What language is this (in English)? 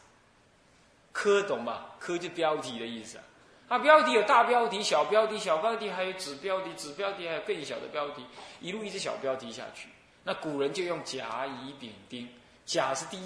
Chinese